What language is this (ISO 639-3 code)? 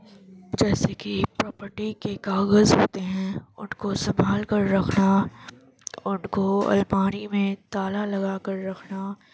urd